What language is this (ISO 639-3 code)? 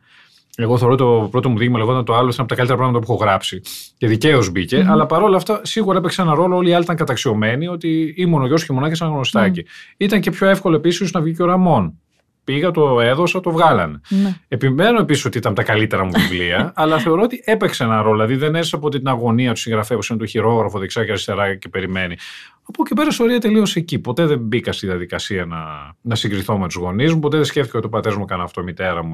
ell